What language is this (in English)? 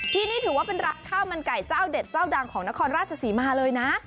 Thai